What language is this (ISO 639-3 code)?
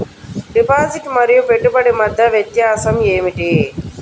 tel